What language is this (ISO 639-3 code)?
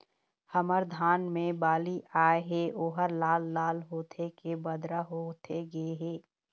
hne